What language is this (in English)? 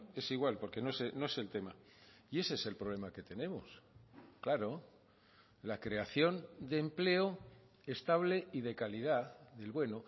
Spanish